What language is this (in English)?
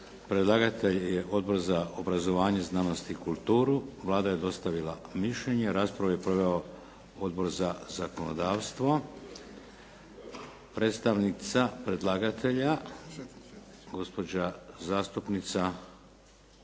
Croatian